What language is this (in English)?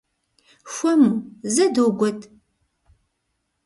Kabardian